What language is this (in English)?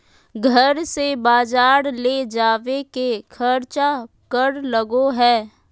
Magahi